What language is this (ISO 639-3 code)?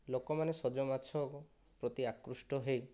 ori